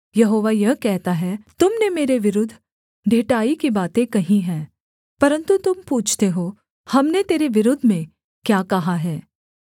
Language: Hindi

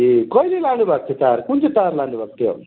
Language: Nepali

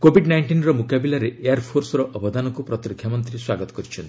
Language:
Odia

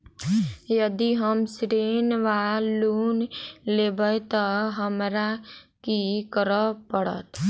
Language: Maithili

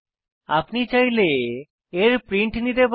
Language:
Bangla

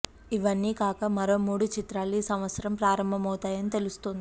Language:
Telugu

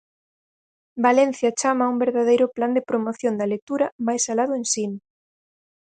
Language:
Galician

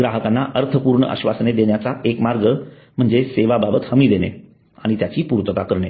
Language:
Marathi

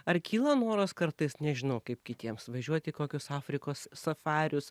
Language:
Lithuanian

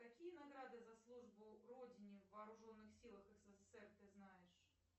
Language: Russian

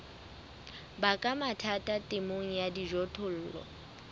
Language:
Southern Sotho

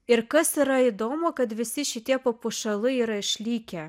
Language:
Lithuanian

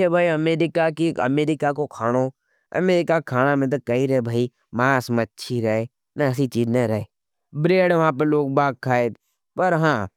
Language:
Nimadi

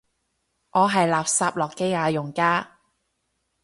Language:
Cantonese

